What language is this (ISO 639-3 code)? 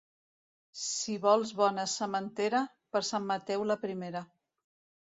cat